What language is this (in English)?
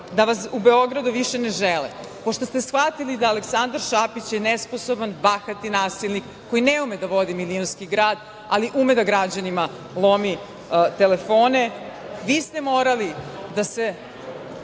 Serbian